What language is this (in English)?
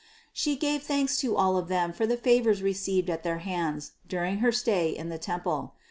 English